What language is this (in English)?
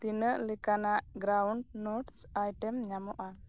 Santali